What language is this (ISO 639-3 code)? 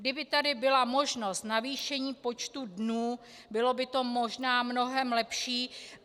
ces